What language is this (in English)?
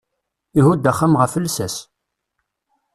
Kabyle